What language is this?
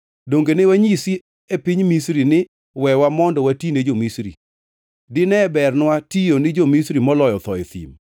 Luo (Kenya and Tanzania)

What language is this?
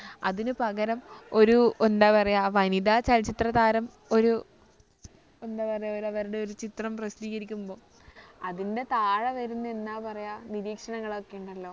Malayalam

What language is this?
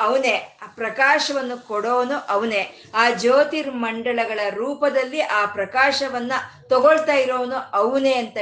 Kannada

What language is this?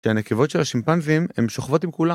Hebrew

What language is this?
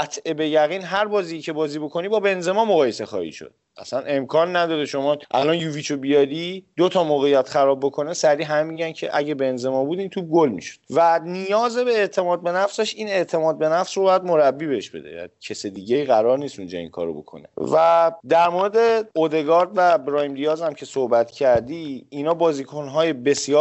Persian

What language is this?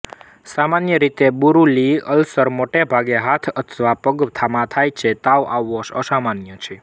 Gujarati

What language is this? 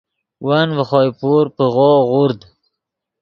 Yidgha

